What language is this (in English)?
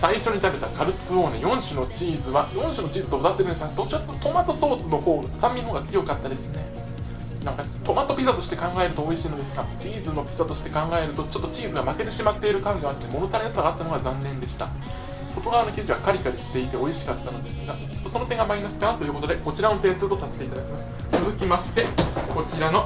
Japanese